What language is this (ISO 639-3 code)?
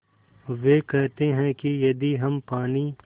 hin